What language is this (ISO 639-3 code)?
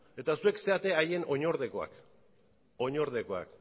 eus